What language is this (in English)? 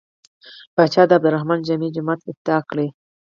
Pashto